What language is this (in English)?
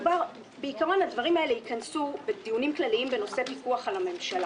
Hebrew